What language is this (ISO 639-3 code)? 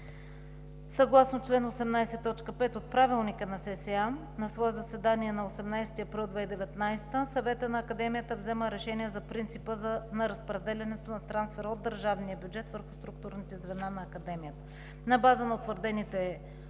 bul